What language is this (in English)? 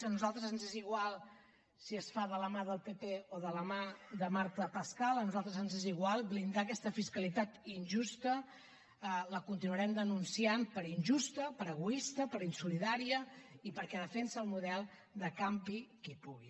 Catalan